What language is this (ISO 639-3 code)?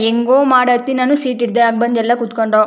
kan